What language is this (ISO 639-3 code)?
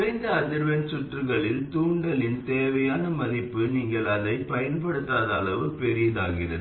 tam